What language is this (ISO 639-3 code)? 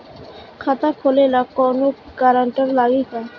bho